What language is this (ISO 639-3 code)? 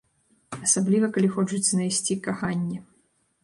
bel